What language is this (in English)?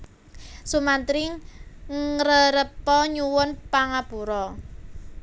Javanese